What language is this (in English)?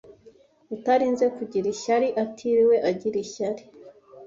Kinyarwanda